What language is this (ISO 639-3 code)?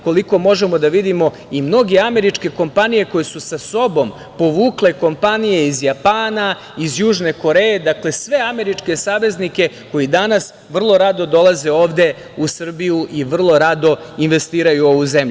srp